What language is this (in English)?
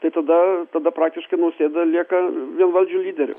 Lithuanian